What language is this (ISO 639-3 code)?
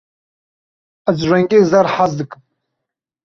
kur